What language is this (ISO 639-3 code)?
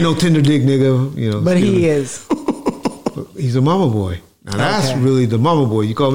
eng